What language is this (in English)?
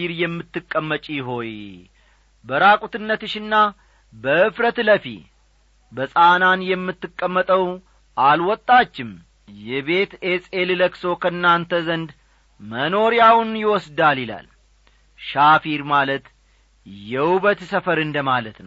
Amharic